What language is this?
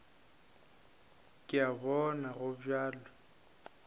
Northern Sotho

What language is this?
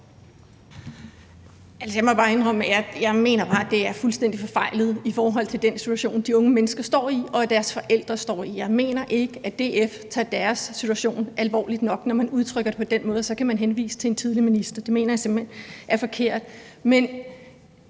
Danish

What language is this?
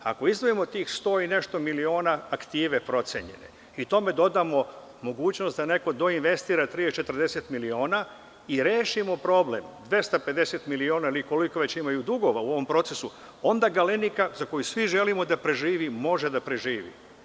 Serbian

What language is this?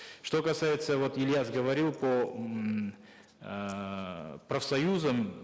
Kazakh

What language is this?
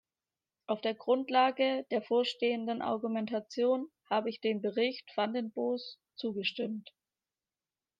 German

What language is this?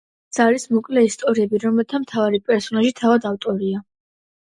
Georgian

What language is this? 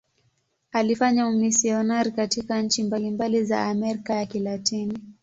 Swahili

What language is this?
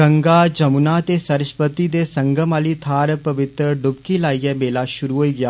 Dogri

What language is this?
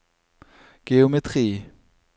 Norwegian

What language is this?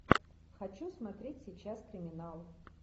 Russian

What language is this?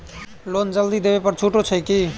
Maithili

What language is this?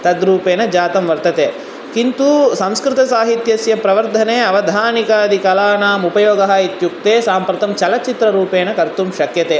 Sanskrit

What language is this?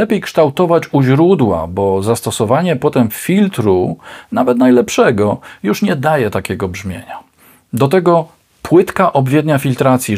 Polish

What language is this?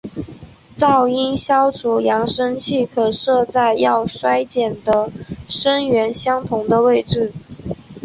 Chinese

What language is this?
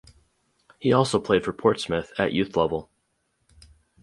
English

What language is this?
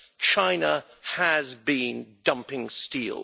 English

